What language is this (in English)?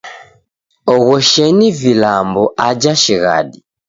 Taita